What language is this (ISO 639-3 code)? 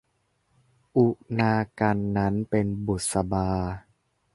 tha